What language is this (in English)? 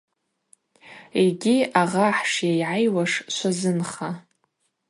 Abaza